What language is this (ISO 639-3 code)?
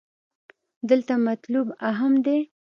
pus